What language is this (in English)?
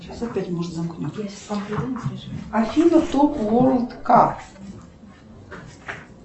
Russian